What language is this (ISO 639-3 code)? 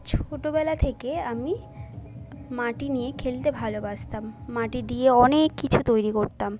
ben